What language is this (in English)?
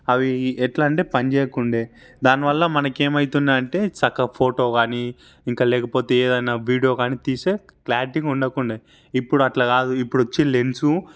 Telugu